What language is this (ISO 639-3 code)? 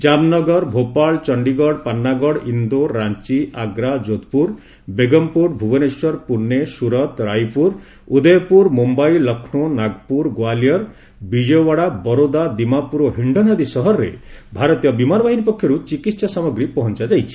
ori